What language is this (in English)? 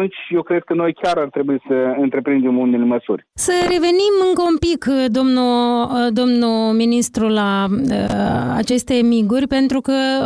Romanian